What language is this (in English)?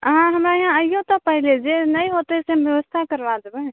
Maithili